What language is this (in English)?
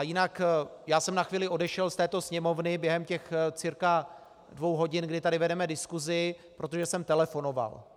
Czech